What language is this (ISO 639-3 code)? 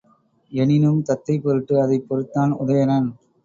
tam